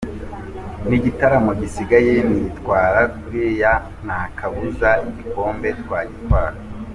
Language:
Kinyarwanda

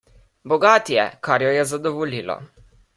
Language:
Slovenian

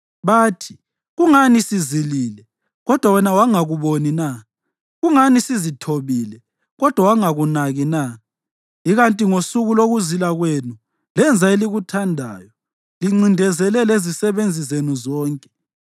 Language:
North Ndebele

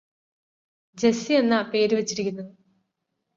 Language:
Malayalam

